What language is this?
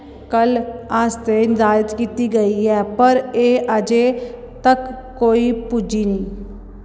Dogri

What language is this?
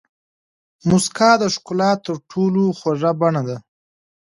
Pashto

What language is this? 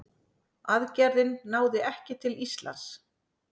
Icelandic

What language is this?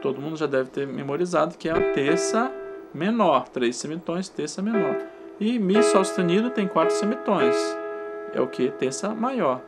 Portuguese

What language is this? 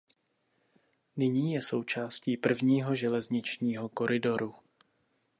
Czech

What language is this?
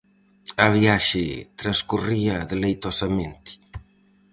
Galician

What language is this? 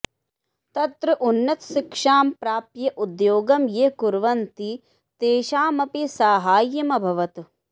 Sanskrit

